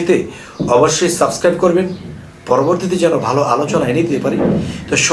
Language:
Bangla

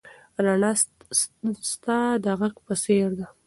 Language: Pashto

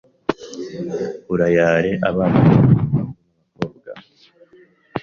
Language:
Kinyarwanda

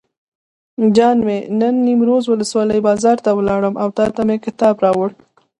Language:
Pashto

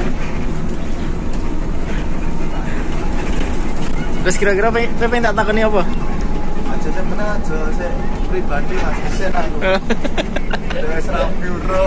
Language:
Indonesian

